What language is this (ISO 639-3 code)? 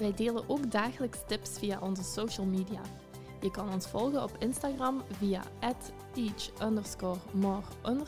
nld